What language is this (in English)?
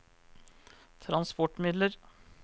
Norwegian